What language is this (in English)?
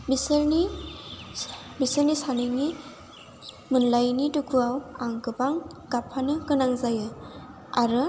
Bodo